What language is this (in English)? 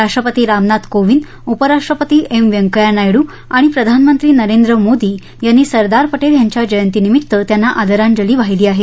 Marathi